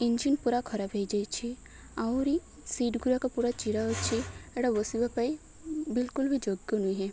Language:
Odia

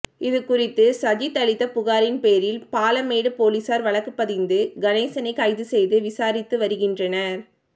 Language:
Tamil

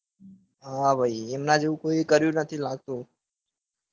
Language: Gujarati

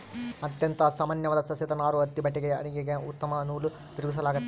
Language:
Kannada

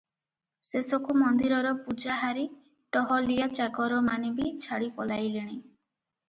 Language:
Odia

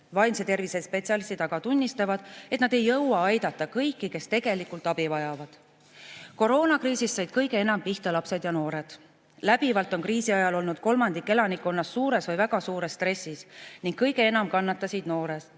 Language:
Estonian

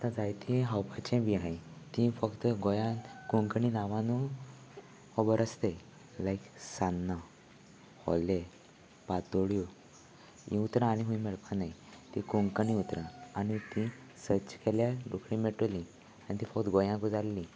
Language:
Konkani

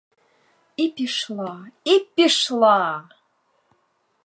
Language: Ukrainian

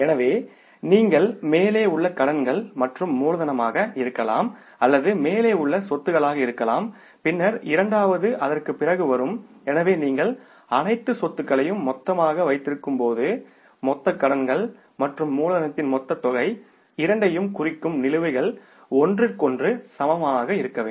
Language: Tamil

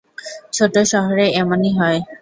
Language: Bangla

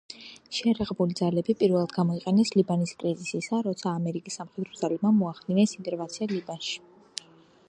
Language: Georgian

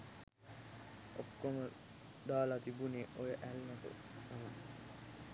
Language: Sinhala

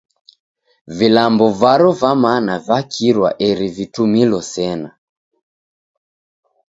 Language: Taita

